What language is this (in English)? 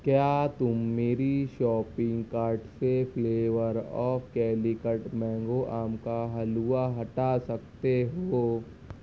Urdu